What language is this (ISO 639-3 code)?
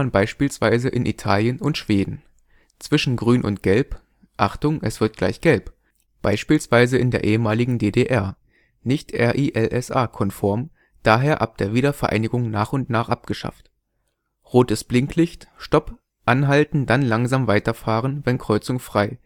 deu